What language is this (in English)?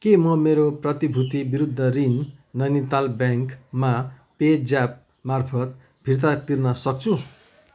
Nepali